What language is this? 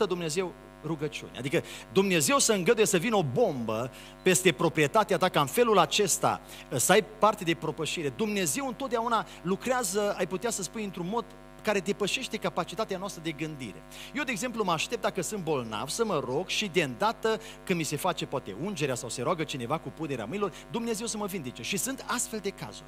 Romanian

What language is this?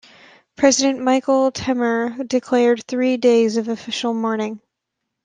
English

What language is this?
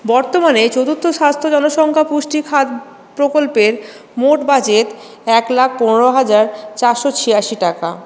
Bangla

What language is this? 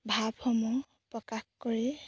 Assamese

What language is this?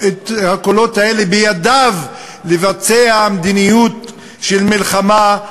Hebrew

